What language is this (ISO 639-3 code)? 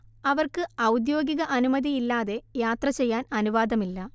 mal